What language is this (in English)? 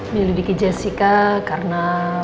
Indonesian